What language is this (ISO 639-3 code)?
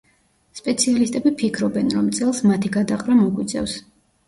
kat